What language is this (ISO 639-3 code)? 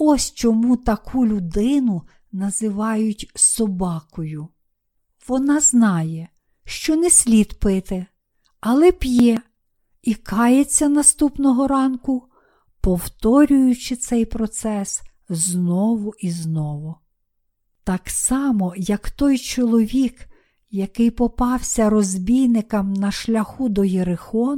ukr